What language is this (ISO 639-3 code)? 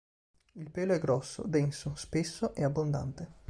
ita